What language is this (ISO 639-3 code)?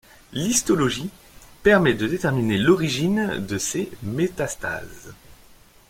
fra